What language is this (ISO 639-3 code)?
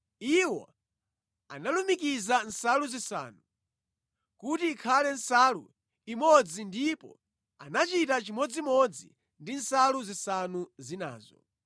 nya